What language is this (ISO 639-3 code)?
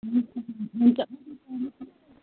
nep